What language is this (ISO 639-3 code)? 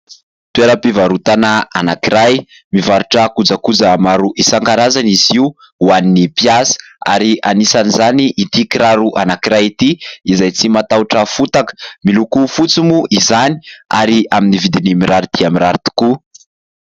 mlg